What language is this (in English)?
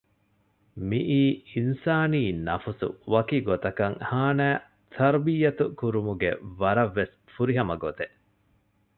Divehi